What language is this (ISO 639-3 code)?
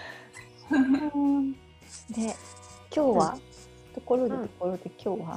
jpn